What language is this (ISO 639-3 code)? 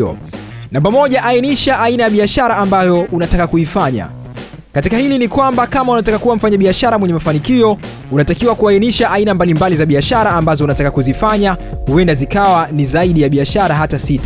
swa